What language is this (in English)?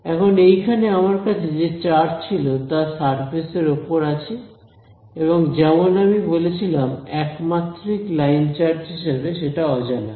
Bangla